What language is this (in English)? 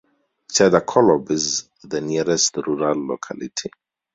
English